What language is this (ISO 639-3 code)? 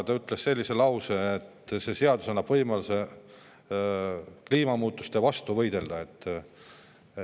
est